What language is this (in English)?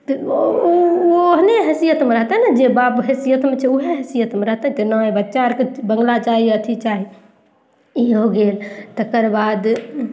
Maithili